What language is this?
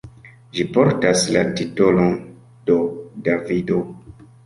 Esperanto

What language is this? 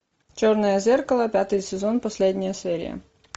Russian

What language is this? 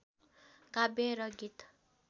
Nepali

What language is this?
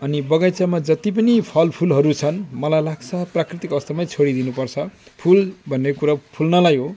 Nepali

